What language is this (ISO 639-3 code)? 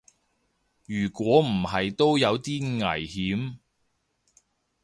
yue